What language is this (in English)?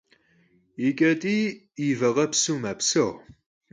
Kabardian